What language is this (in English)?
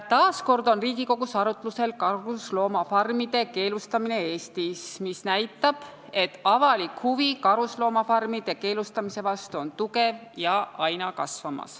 Estonian